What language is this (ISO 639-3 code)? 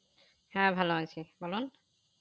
ben